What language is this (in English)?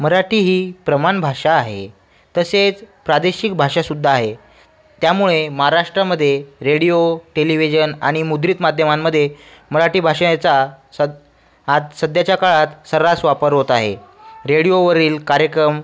Marathi